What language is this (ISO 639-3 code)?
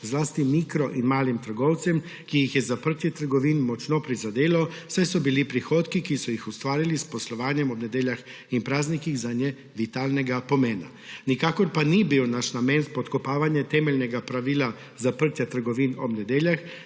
slv